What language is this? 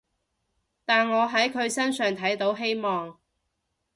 Cantonese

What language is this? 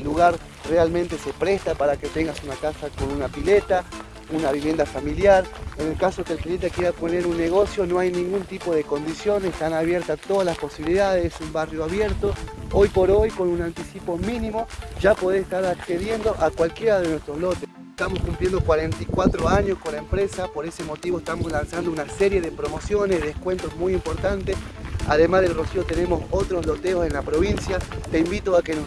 Spanish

